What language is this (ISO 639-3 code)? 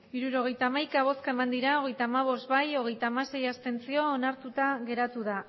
eus